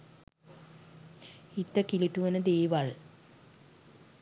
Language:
Sinhala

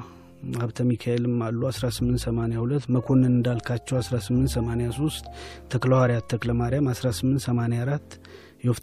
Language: Amharic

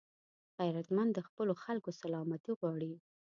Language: Pashto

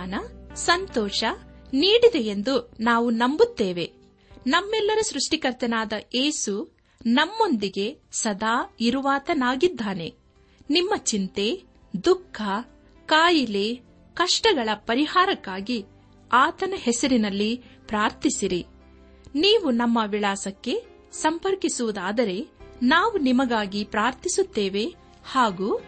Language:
Kannada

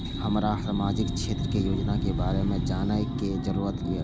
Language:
Maithili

